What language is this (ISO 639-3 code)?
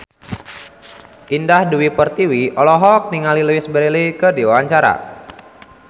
sun